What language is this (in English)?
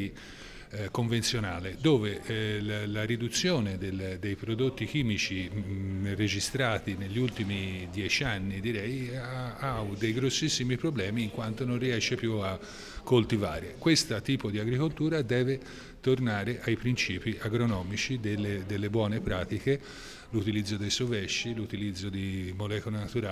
Italian